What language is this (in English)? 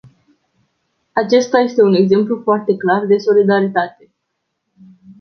Romanian